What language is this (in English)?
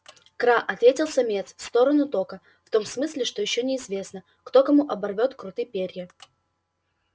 Russian